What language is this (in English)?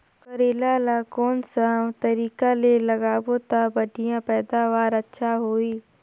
Chhattisgarhi